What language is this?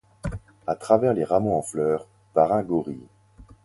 French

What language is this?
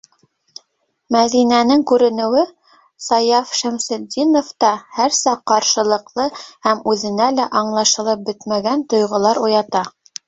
Bashkir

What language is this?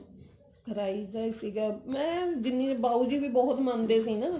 Punjabi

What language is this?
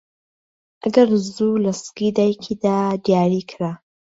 Central Kurdish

